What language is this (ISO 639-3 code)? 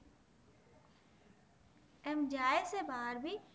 guj